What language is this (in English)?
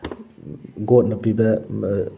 Manipuri